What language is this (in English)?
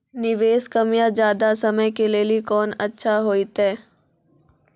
Maithili